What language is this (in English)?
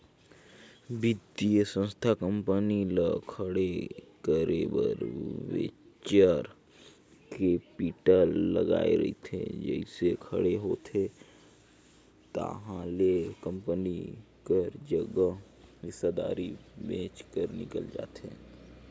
Chhattisgarhi